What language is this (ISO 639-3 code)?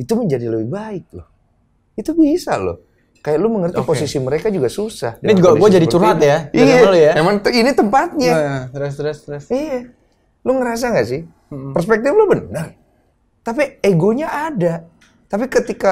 ind